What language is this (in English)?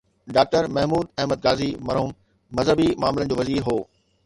Sindhi